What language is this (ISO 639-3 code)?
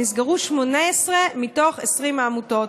heb